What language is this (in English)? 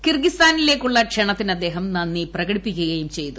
Malayalam